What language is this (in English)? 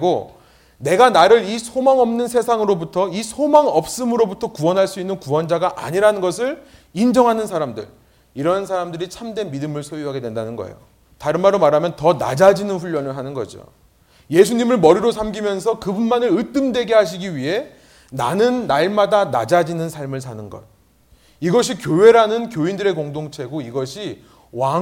Korean